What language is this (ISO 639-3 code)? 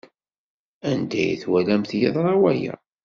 kab